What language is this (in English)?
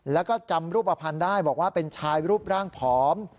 Thai